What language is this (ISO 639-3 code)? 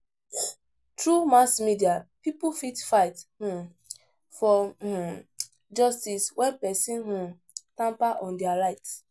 pcm